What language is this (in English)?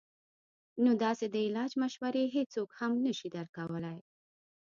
Pashto